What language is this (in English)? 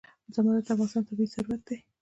Pashto